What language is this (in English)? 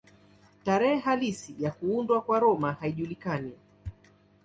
Swahili